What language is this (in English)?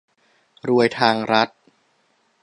Thai